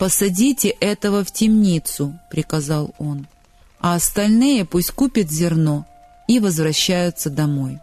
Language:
Russian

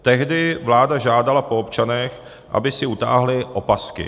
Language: Czech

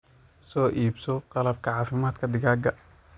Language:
Somali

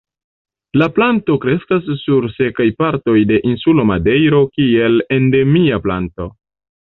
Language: Esperanto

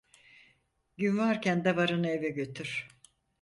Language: Turkish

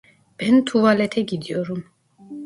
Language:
Turkish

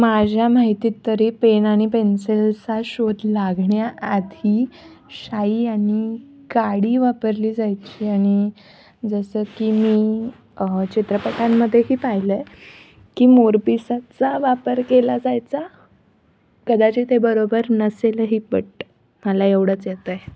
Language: Marathi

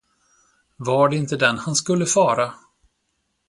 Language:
Swedish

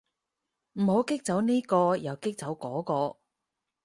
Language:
Cantonese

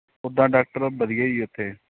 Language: Punjabi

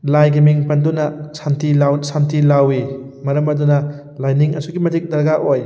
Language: Manipuri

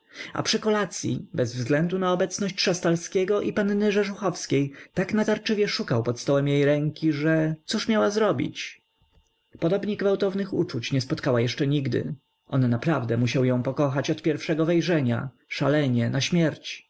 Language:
Polish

